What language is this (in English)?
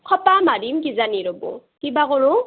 Assamese